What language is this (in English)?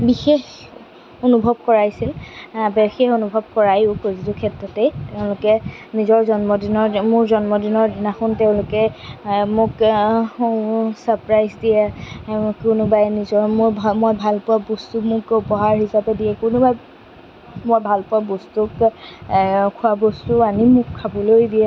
Assamese